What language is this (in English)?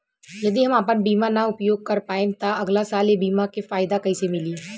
Bhojpuri